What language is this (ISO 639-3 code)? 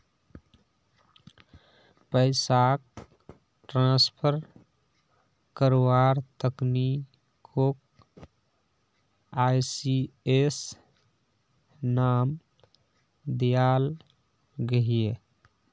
mag